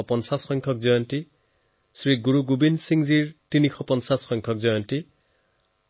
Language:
Assamese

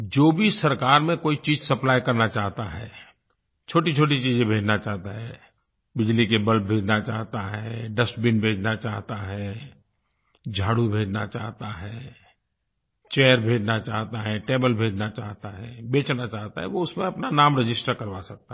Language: Hindi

